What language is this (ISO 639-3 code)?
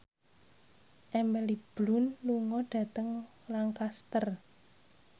jav